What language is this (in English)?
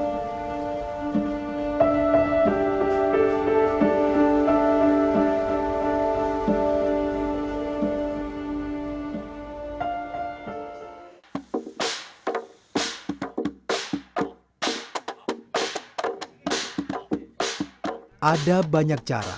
Indonesian